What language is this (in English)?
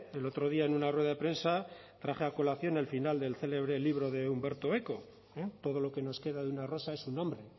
Spanish